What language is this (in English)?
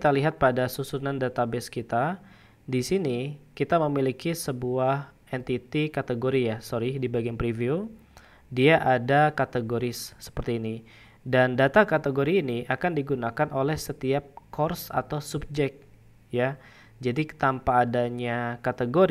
Indonesian